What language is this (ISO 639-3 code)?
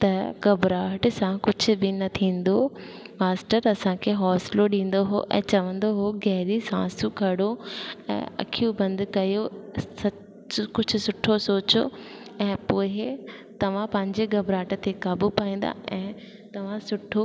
snd